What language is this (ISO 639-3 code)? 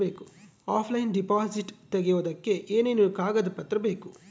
kan